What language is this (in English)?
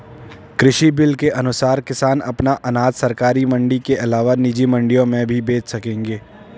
Hindi